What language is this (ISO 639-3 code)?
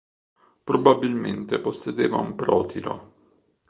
ita